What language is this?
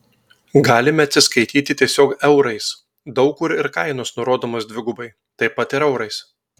Lithuanian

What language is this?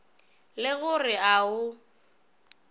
Northern Sotho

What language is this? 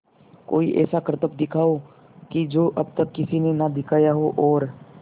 Hindi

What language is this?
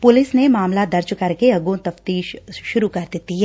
Punjabi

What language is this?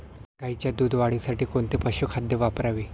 Marathi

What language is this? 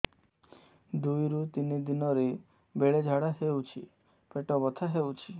Odia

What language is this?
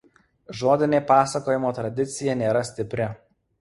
Lithuanian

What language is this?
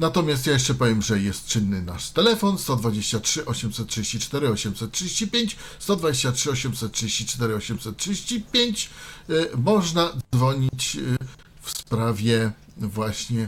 Polish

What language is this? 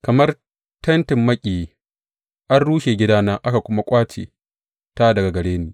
Hausa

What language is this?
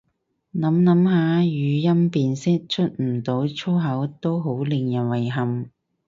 Cantonese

